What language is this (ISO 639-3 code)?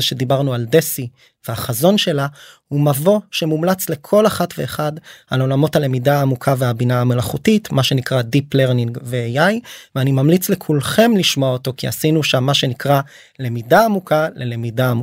heb